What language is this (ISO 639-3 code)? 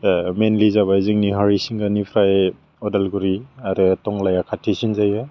brx